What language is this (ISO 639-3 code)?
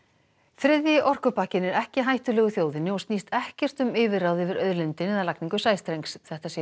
isl